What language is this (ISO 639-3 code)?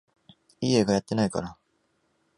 jpn